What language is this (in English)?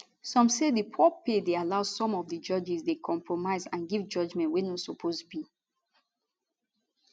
Nigerian Pidgin